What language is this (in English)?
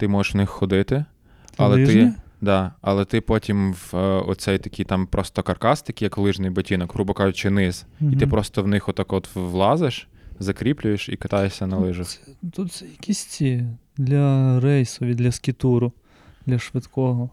Ukrainian